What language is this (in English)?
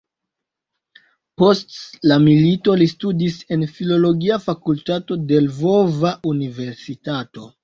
Esperanto